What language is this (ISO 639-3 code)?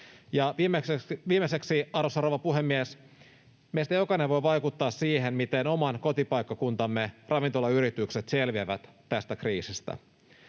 fin